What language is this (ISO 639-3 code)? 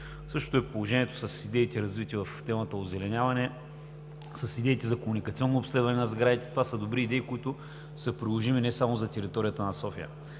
bul